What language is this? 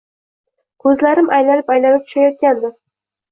Uzbek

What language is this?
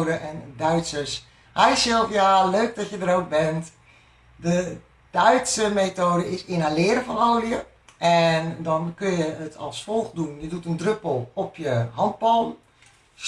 Dutch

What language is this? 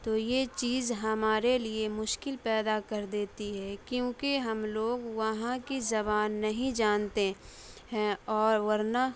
Urdu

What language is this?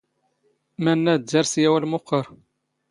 Standard Moroccan Tamazight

